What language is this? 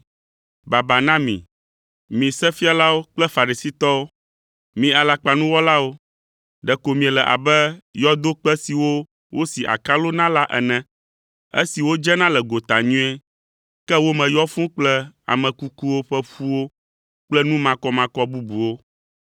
Ewe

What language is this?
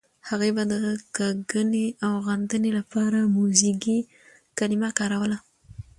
Pashto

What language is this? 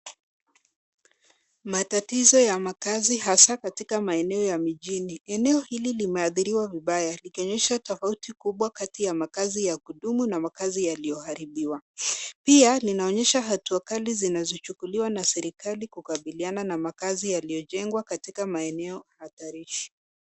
Swahili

